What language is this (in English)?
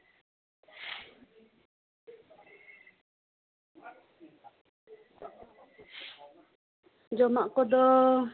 Santali